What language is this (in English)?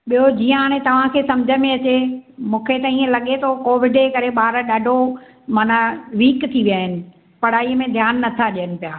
Sindhi